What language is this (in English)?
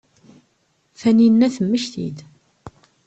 Kabyle